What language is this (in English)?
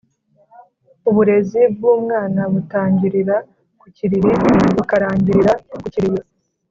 Kinyarwanda